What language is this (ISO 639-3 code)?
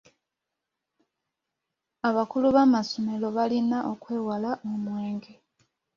lug